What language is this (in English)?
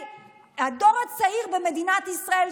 Hebrew